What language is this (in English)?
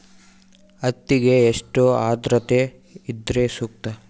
Kannada